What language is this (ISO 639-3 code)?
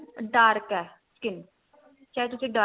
pan